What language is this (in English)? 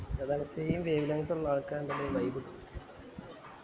Malayalam